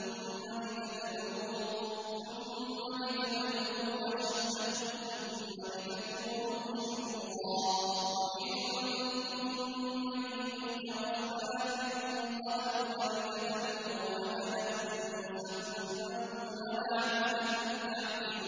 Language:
Arabic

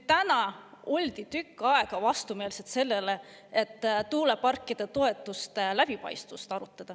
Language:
Estonian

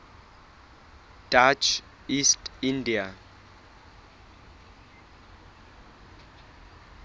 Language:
Southern Sotho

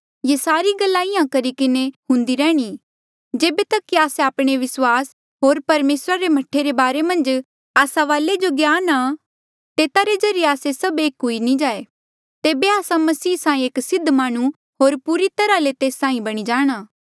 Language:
Mandeali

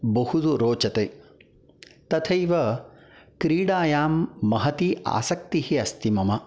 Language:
Sanskrit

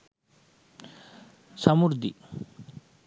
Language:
Sinhala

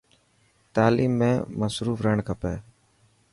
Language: Dhatki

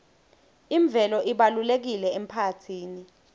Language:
Swati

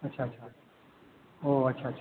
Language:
Hindi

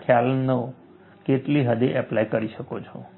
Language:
Gujarati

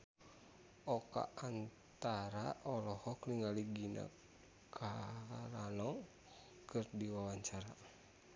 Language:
Sundanese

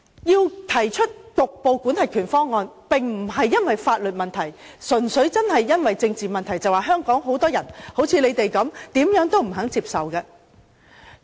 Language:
Cantonese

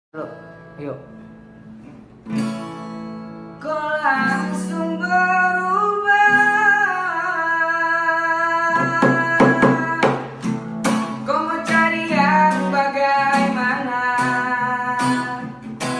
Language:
Indonesian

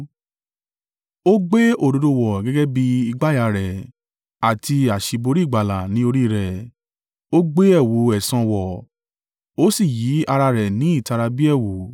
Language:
Yoruba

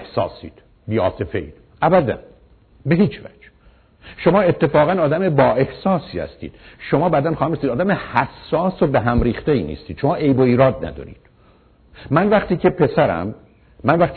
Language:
Persian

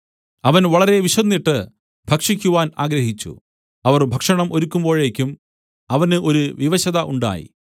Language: Malayalam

